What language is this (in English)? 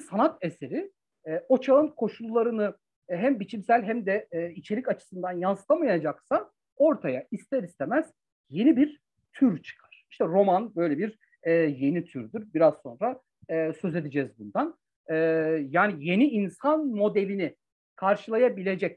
Turkish